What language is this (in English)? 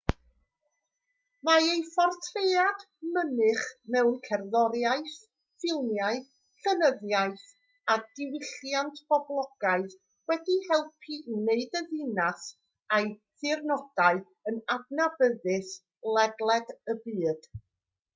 Welsh